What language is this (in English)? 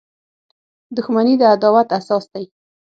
Pashto